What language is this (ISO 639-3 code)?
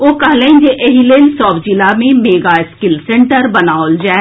mai